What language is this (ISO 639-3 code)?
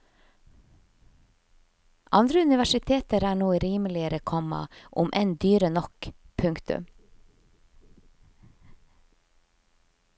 nor